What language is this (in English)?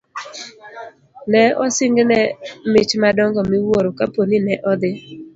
Luo (Kenya and Tanzania)